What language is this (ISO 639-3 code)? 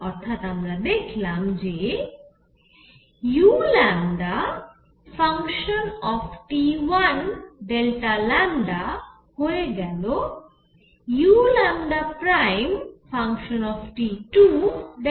ben